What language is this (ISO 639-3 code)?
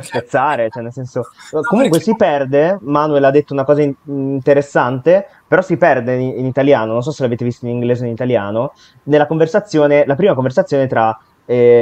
ita